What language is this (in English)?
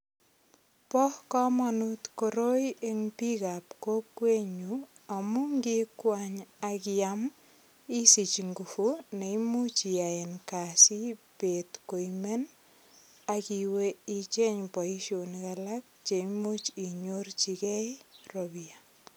Kalenjin